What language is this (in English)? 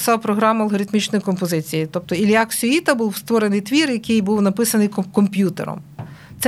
Ukrainian